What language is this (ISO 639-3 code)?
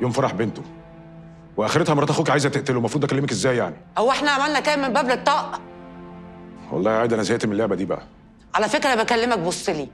ara